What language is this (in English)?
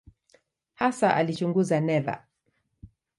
Swahili